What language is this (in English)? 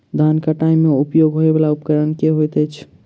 Maithili